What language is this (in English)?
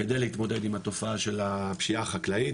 Hebrew